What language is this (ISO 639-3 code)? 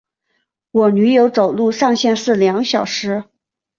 zho